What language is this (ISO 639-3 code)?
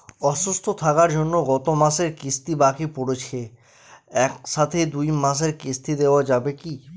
ben